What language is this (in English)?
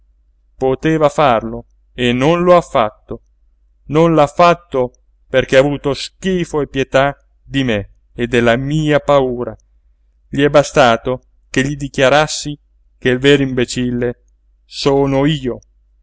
Italian